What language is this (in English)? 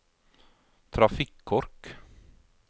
Norwegian